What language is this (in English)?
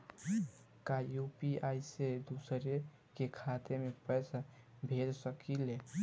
Bhojpuri